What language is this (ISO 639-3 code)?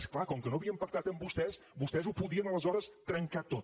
cat